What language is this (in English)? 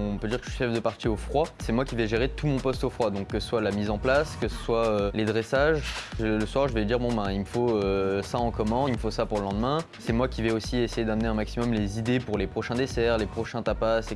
French